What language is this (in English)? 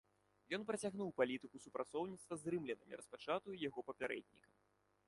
Belarusian